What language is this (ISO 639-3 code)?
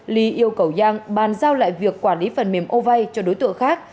vie